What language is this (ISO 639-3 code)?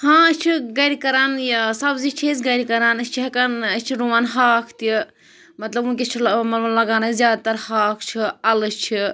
kas